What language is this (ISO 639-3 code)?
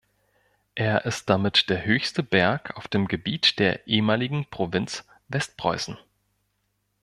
deu